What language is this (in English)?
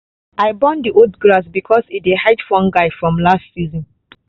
Nigerian Pidgin